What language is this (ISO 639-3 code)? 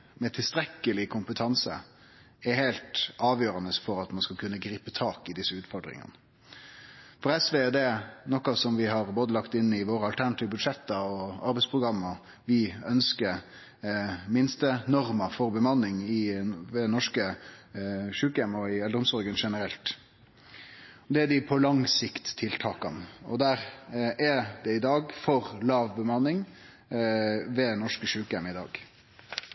nno